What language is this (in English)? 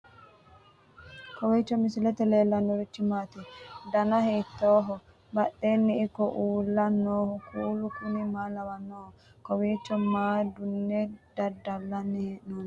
Sidamo